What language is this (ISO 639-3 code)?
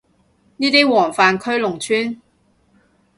yue